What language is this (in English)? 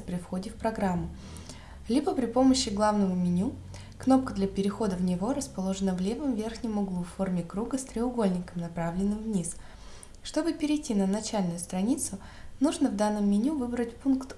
Russian